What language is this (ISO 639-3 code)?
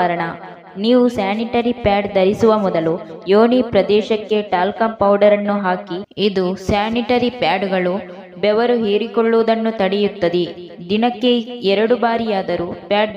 ron